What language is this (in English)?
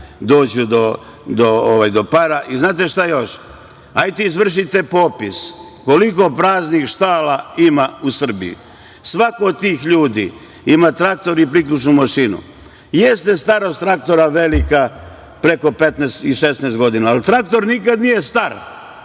Serbian